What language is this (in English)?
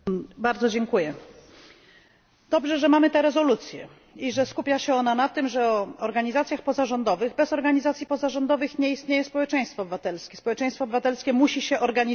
Polish